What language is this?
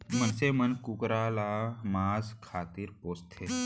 Chhattisgarhi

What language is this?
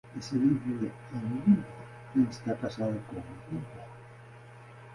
Spanish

